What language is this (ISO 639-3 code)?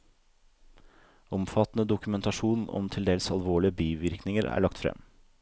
nor